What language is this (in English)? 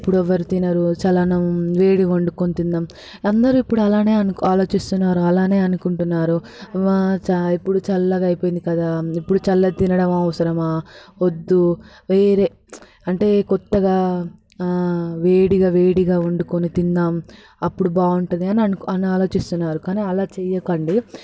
Telugu